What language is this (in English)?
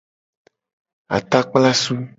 Gen